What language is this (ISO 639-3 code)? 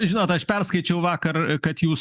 lit